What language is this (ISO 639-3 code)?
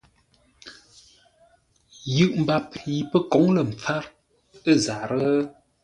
nla